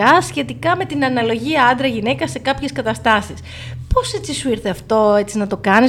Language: Greek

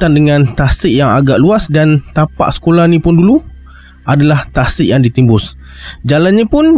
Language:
Malay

